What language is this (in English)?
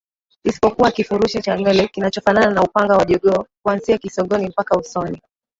Swahili